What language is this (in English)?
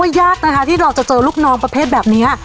Thai